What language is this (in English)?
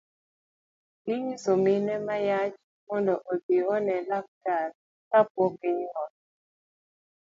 Luo (Kenya and Tanzania)